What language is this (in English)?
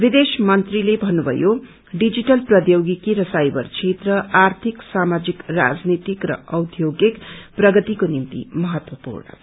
Nepali